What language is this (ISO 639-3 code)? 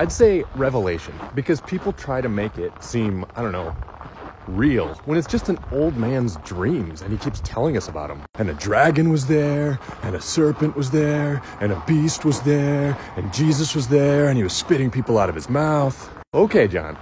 eng